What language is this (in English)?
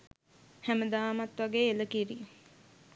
Sinhala